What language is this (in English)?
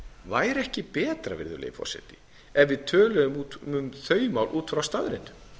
Icelandic